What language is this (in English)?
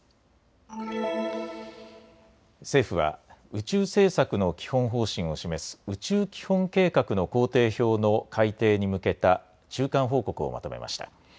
Japanese